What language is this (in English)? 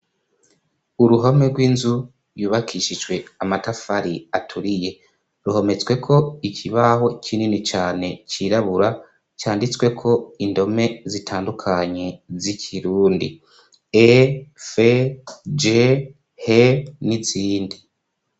Rundi